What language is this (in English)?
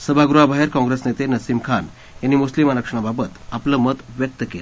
Marathi